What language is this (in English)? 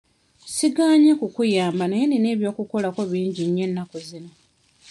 Ganda